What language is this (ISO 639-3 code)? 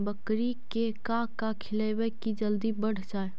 mag